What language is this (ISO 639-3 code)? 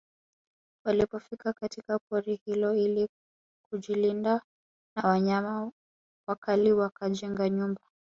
swa